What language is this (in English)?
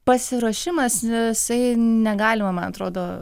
Lithuanian